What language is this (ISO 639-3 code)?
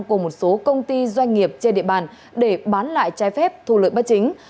vie